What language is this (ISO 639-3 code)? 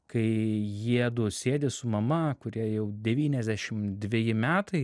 lit